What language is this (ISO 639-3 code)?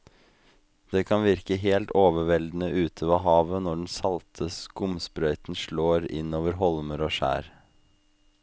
nor